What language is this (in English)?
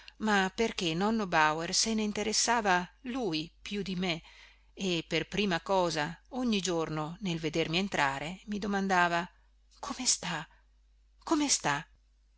Italian